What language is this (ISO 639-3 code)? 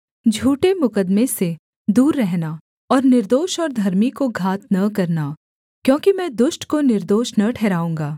hin